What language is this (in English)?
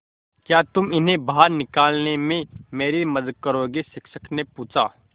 Hindi